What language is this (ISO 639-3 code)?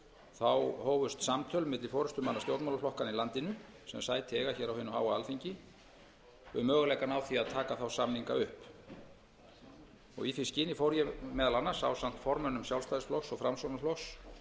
isl